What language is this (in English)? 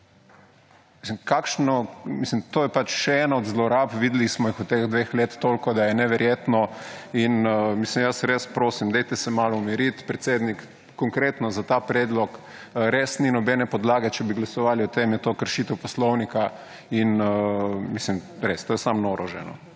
Slovenian